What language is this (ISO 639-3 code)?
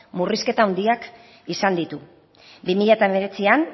eus